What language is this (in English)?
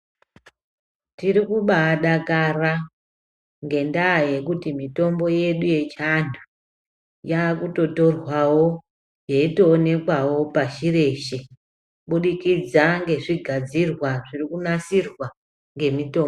Ndau